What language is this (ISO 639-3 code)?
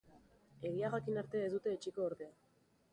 eus